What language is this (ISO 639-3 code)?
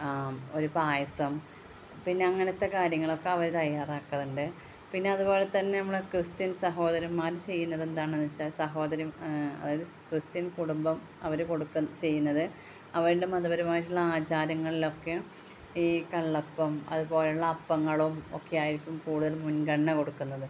mal